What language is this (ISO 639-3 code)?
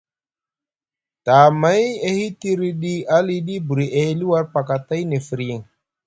mug